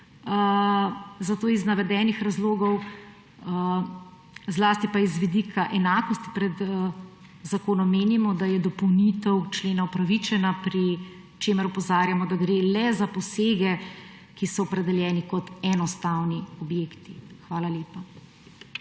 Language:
Slovenian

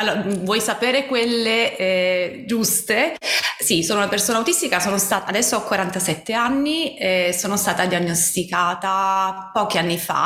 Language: Italian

